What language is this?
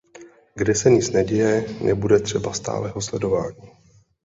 Czech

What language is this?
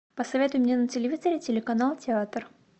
Russian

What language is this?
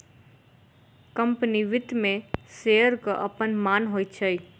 Maithili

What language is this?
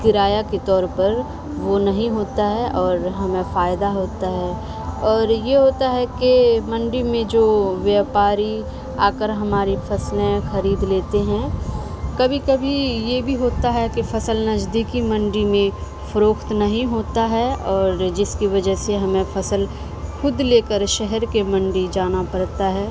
Urdu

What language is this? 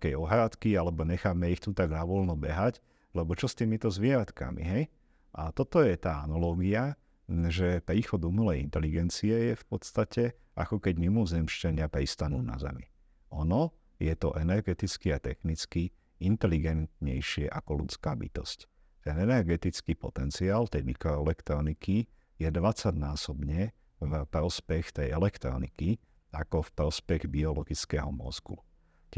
Slovak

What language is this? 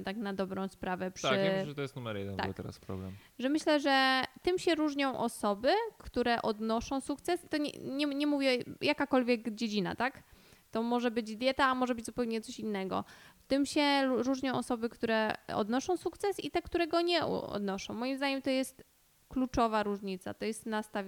Polish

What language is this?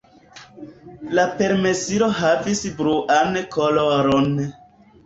Esperanto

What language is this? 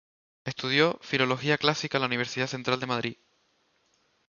Spanish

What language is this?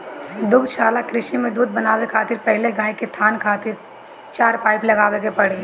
Bhojpuri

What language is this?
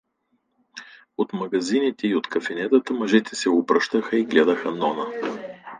Bulgarian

